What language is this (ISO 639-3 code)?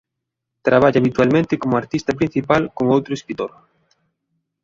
glg